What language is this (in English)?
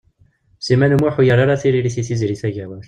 Kabyle